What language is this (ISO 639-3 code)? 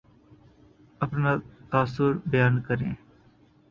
urd